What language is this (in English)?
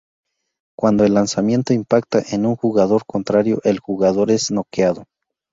Spanish